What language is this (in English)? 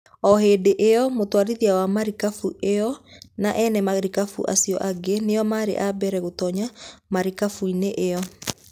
Kikuyu